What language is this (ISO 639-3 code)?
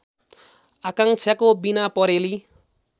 nep